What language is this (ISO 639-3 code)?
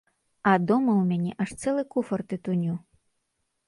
bel